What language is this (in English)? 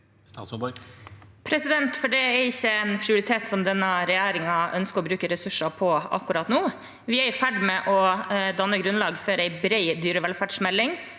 Norwegian